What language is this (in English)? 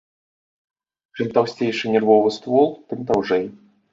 Belarusian